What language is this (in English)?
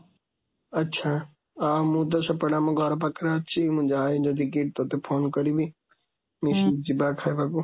Odia